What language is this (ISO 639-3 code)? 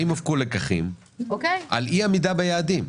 heb